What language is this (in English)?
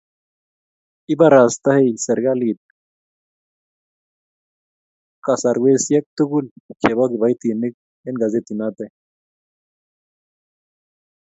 Kalenjin